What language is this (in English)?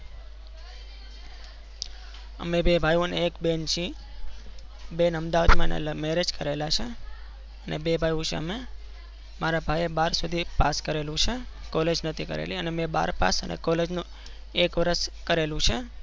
Gujarati